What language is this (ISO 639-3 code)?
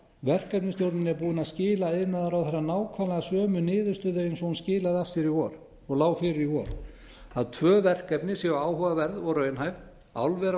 isl